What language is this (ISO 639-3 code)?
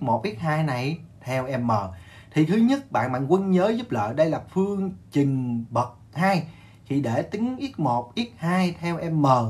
vie